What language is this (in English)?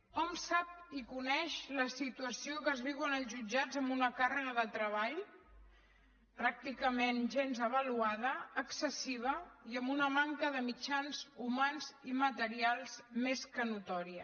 Catalan